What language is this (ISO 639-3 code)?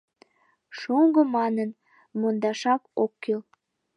chm